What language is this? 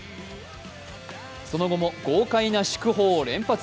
Japanese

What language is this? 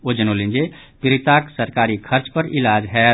Maithili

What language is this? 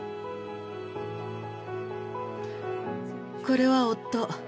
Japanese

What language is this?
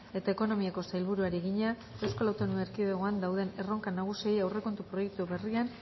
Basque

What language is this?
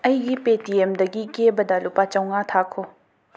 Manipuri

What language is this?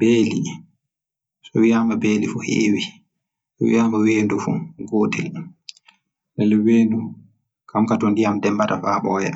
Western Niger Fulfulde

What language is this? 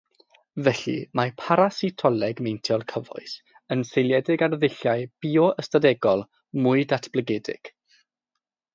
Welsh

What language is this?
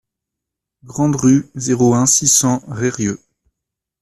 French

